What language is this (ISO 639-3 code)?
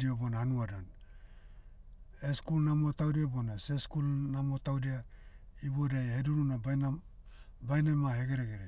meu